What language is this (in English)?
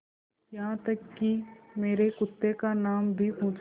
Hindi